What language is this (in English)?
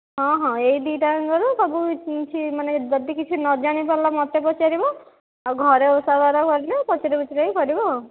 Odia